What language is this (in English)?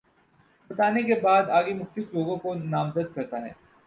Urdu